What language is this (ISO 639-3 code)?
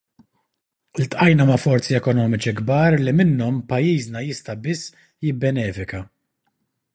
mlt